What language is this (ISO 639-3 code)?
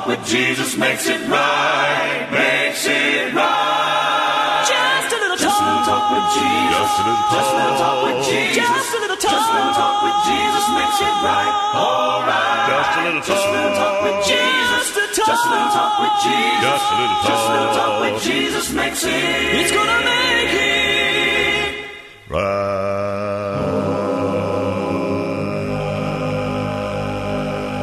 fil